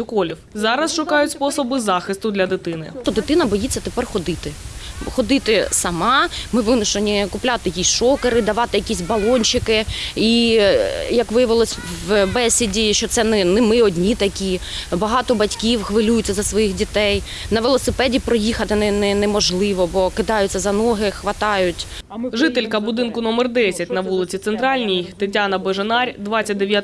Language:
Ukrainian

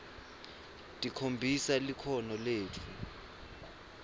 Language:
Swati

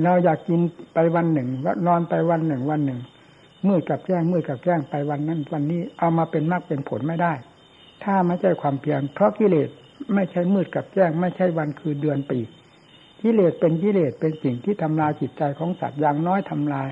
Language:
Thai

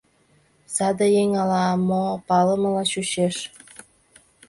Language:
Mari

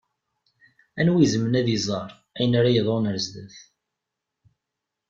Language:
Kabyle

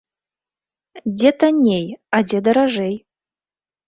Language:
Belarusian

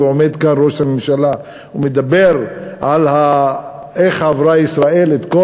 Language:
Hebrew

